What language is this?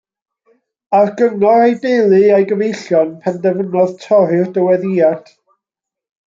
Welsh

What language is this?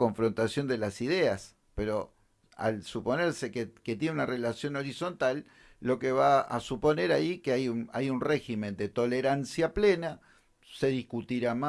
Spanish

